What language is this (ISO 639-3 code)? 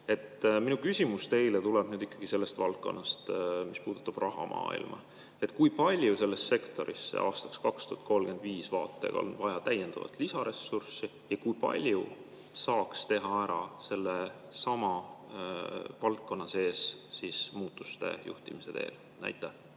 est